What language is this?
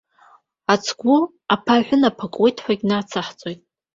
Abkhazian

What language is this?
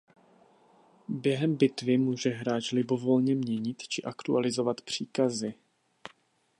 Czech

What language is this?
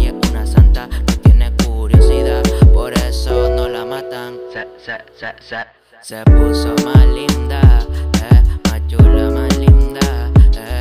Spanish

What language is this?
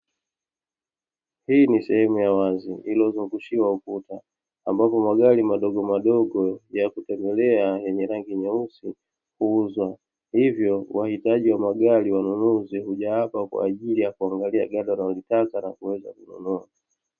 Swahili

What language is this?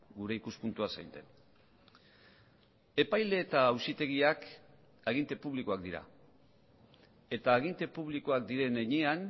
Basque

